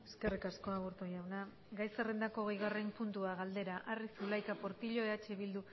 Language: Basque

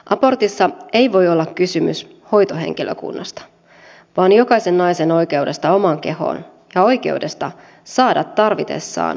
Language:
Finnish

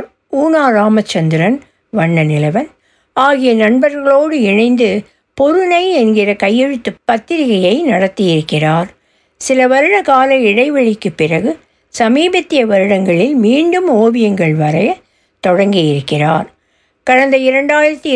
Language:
Tamil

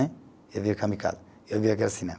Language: Portuguese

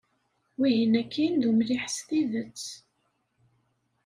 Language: Kabyle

